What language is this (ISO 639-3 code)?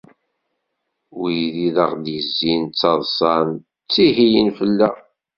kab